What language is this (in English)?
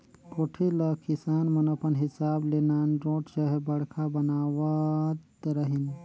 Chhattisgarhi